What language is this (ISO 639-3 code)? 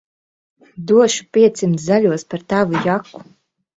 lav